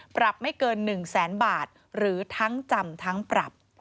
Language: Thai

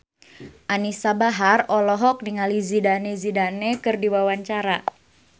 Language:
Sundanese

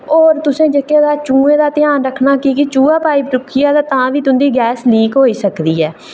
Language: Dogri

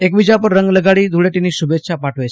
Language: Gujarati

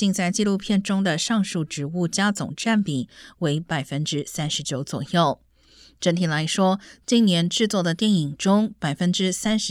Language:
Chinese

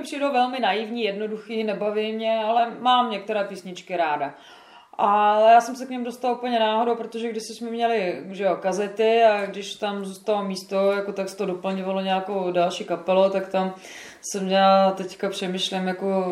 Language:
Czech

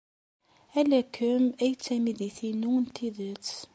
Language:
Kabyle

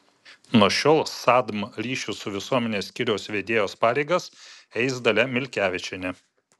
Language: Lithuanian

